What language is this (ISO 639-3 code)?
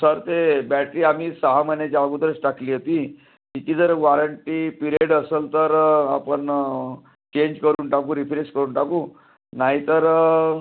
mar